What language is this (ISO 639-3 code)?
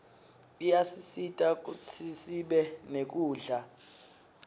ssw